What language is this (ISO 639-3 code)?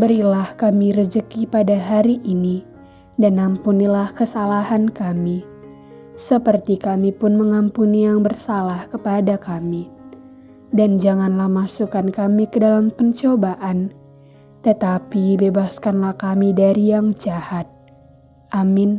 ind